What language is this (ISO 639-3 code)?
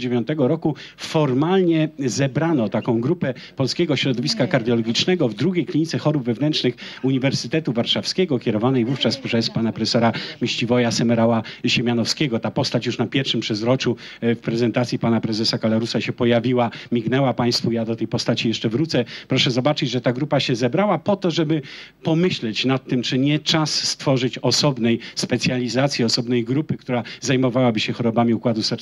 pol